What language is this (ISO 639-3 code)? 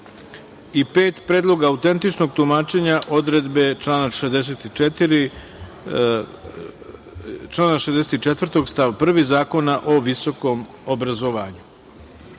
srp